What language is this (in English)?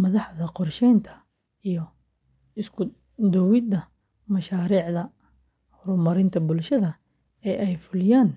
Somali